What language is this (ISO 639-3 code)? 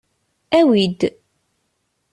kab